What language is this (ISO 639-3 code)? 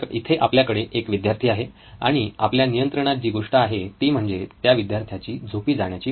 mar